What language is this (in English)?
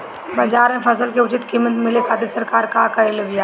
Bhojpuri